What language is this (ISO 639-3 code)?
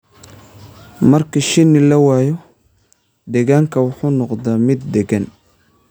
som